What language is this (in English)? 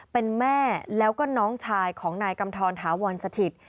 Thai